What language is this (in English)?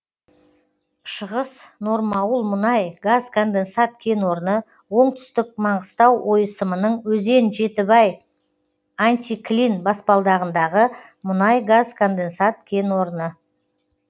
Kazakh